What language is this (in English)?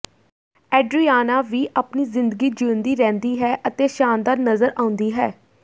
Punjabi